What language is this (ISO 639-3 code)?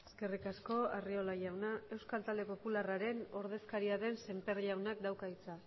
eus